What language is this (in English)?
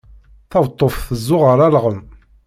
Kabyle